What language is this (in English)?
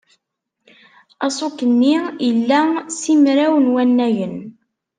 Kabyle